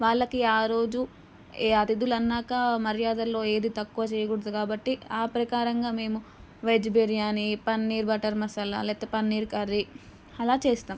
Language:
Telugu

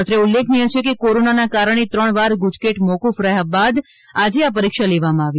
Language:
Gujarati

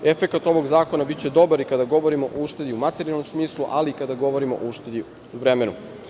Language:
Serbian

